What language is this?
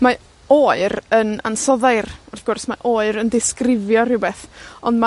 Welsh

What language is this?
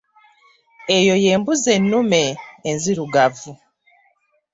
Ganda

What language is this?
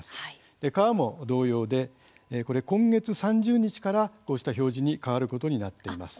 Japanese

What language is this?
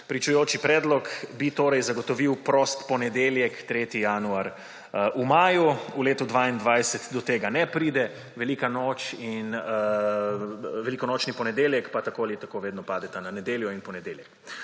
Slovenian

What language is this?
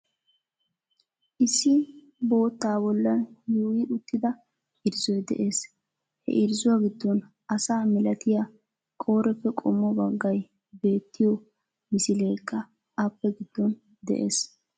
Wolaytta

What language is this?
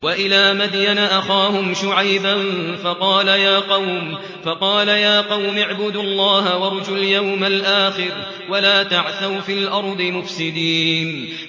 Arabic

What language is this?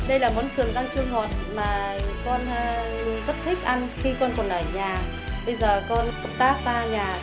Vietnamese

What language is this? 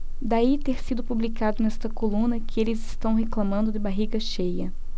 Portuguese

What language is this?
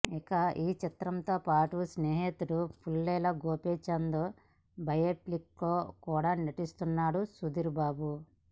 Telugu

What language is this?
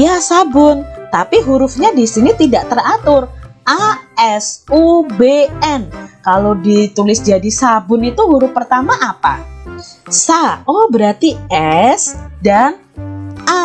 Indonesian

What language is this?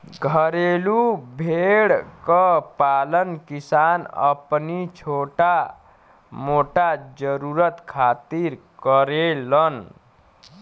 Bhojpuri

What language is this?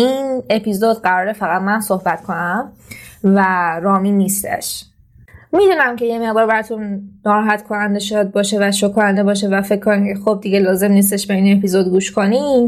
Persian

